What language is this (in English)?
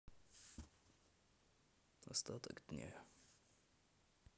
Russian